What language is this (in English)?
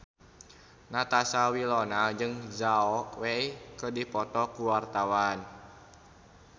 Sundanese